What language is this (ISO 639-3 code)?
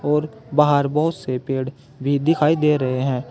hin